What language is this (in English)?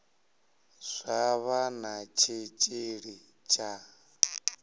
Venda